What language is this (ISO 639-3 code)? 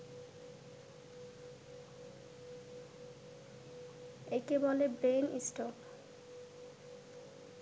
ben